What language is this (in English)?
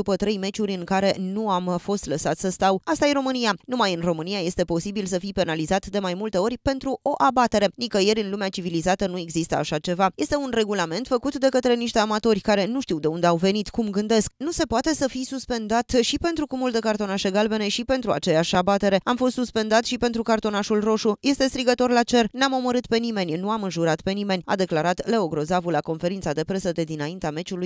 Romanian